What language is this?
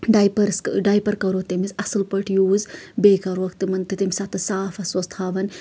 Kashmiri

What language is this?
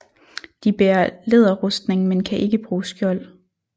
Danish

